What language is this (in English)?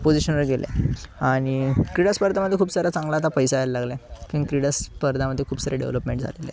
Marathi